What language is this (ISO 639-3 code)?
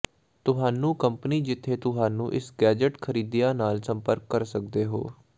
pan